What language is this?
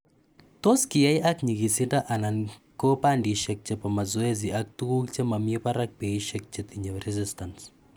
Kalenjin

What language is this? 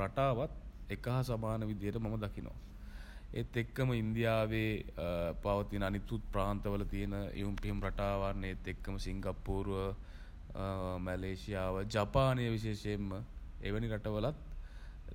Sinhala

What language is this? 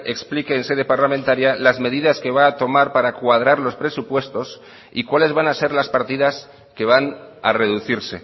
Spanish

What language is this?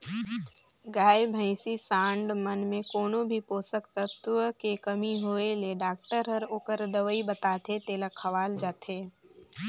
Chhattisgarhi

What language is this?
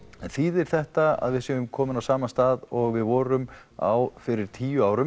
Icelandic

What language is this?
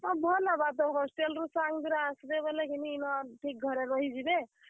Odia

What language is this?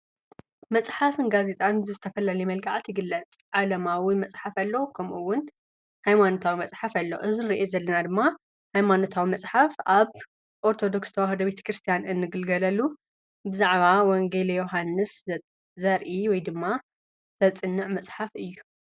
Tigrinya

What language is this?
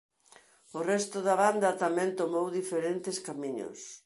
Galician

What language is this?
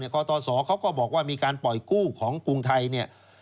Thai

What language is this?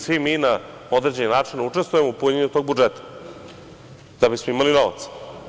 Serbian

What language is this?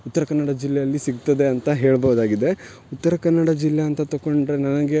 Kannada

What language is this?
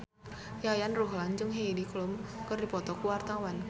Sundanese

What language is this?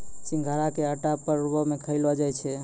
Maithili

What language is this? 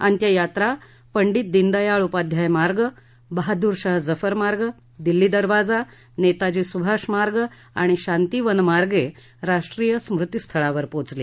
Marathi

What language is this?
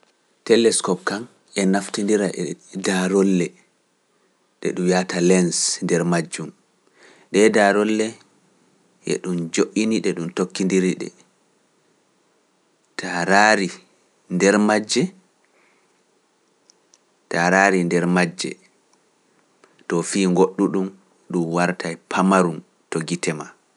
Pular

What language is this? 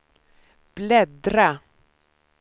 Swedish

